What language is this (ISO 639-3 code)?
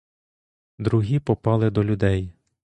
ukr